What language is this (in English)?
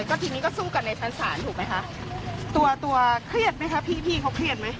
Thai